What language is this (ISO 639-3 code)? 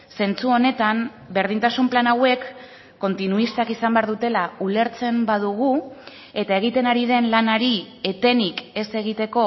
eus